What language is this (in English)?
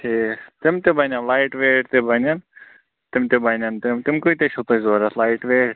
Kashmiri